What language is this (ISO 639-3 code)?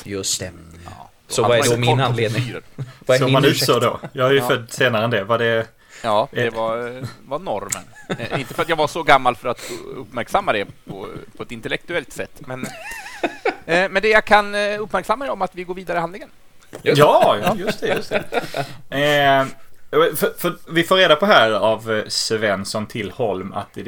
swe